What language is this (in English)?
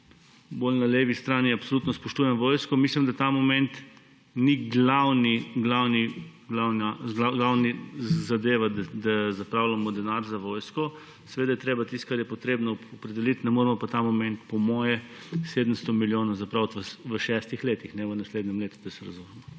Slovenian